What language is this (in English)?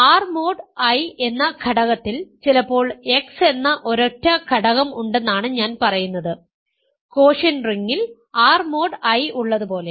Malayalam